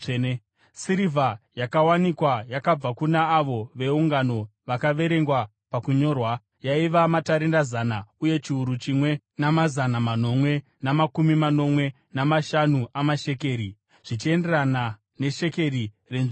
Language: Shona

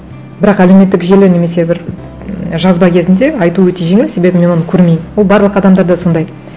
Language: Kazakh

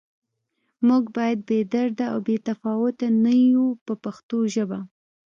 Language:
Pashto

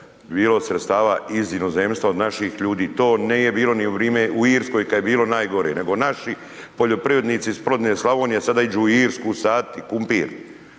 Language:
Croatian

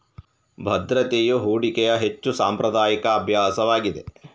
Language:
Kannada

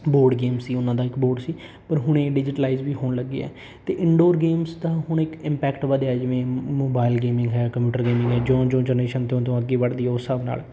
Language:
Punjabi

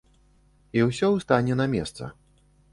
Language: Belarusian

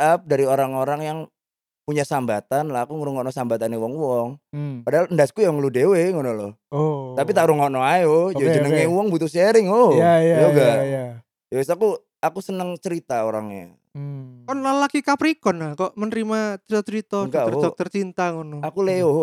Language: Indonesian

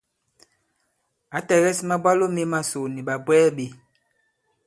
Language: Bankon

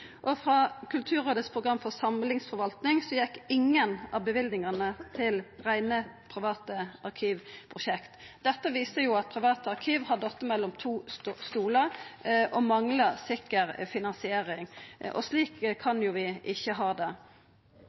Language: Norwegian Nynorsk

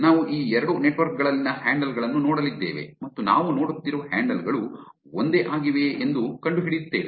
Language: Kannada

